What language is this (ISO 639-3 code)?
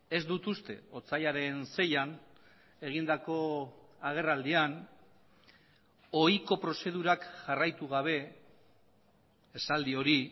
eus